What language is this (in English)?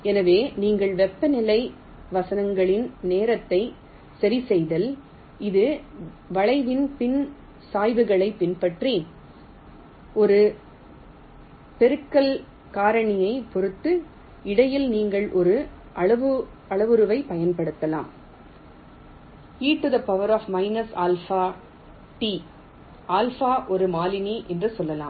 Tamil